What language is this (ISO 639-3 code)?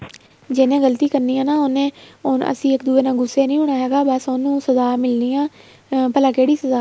pan